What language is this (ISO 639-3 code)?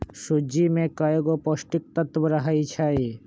mag